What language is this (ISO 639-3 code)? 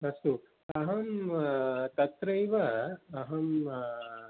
san